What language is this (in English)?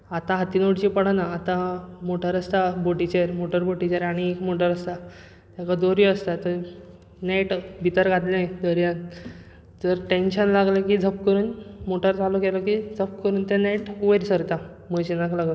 Konkani